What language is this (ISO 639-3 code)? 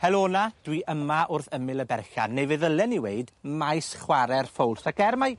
cym